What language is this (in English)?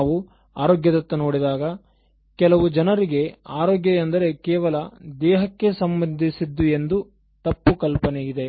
Kannada